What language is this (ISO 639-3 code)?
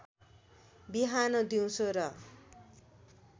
nep